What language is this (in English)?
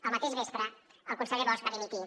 Catalan